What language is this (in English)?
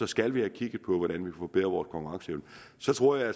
Danish